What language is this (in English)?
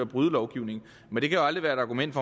Danish